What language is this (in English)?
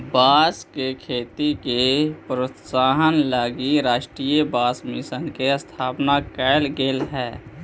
Magahi